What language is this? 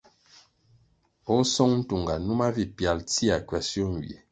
Kwasio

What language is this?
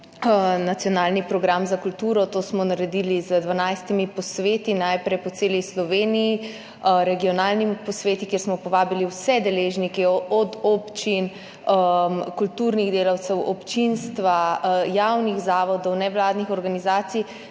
Slovenian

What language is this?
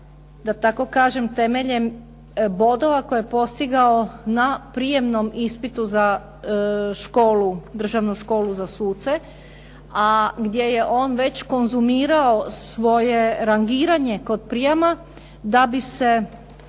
Croatian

